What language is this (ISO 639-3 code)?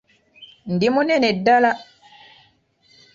lug